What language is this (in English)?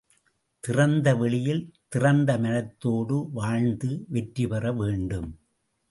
Tamil